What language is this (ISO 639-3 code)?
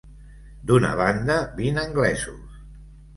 cat